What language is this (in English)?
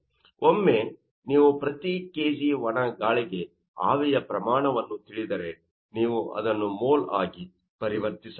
Kannada